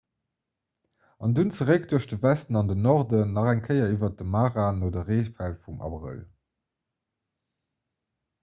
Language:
Luxembourgish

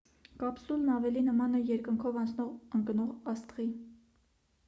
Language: Armenian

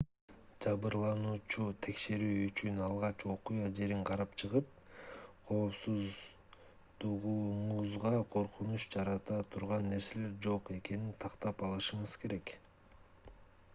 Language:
Kyrgyz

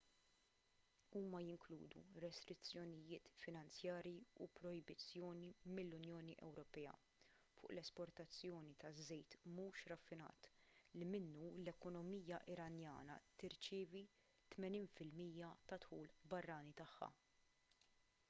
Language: Maltese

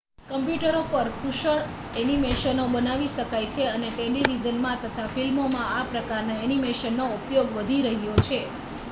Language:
Gujarati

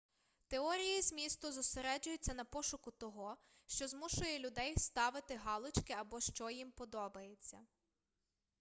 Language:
Ukrainian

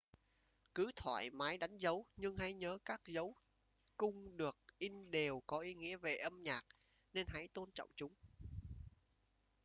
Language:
Vietnamese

